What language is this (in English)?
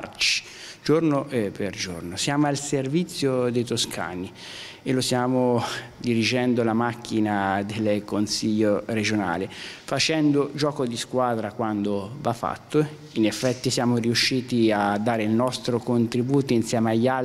Italian